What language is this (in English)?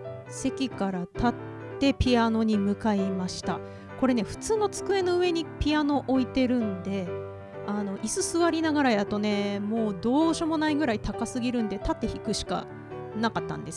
Japanese